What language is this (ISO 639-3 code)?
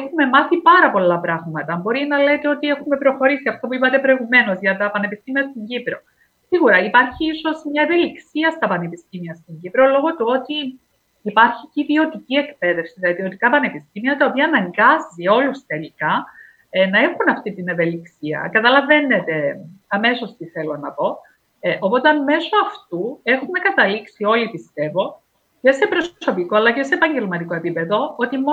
ell